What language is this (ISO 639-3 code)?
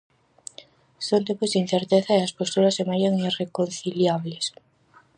glg